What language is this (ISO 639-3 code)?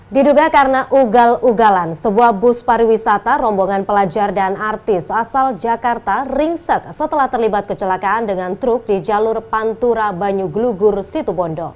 ind